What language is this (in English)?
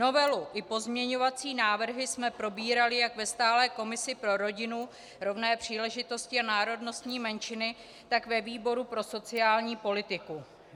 Czech